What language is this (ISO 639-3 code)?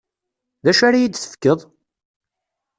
kab